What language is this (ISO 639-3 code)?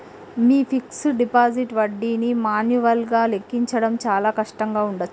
tel